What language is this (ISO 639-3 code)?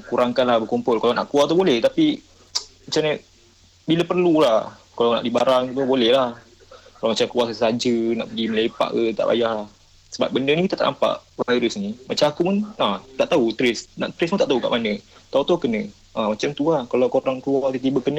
msa